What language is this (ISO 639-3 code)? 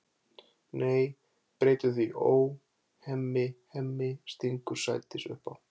isl